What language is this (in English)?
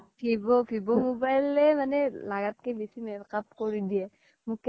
Assamese